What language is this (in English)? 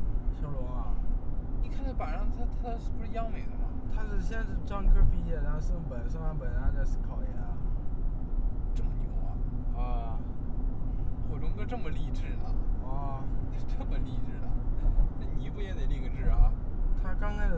Chinese